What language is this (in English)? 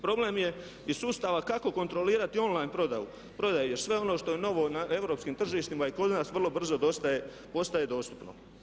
Croatian